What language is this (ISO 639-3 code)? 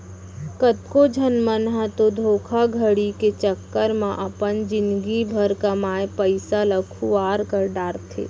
hne